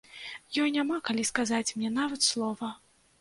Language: Belarusian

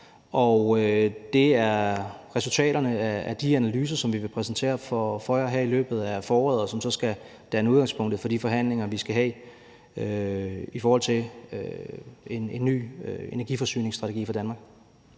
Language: Danish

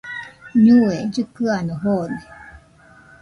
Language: Nüpode Huitoto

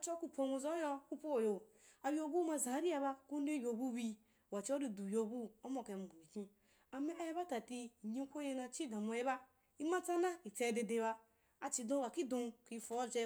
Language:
Wapan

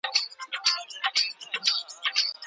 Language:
Pashto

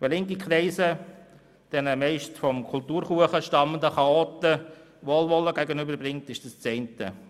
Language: Swiss German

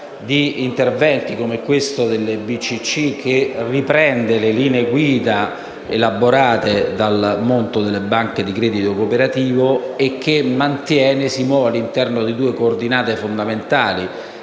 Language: Italian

